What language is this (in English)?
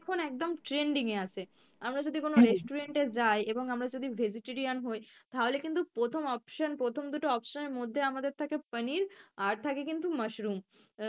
Bangla